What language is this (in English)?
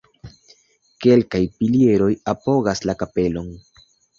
Esperanto